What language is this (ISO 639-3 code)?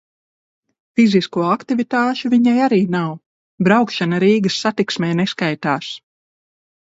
lav